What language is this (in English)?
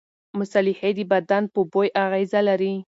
Pashto